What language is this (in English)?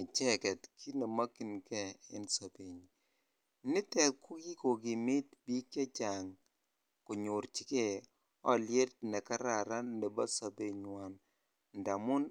Kalenjin